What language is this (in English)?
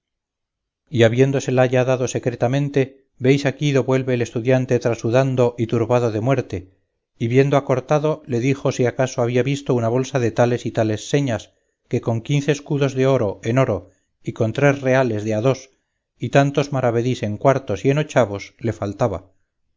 Spanish